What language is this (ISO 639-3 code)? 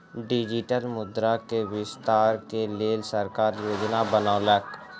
mai